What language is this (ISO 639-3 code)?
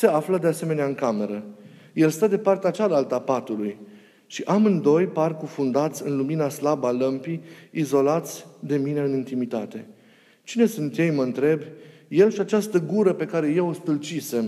ron